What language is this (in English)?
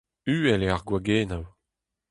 Breton